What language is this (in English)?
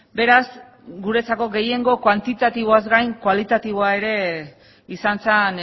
Basque